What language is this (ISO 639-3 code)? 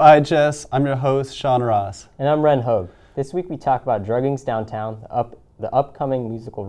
eng